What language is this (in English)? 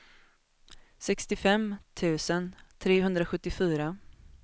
Swedish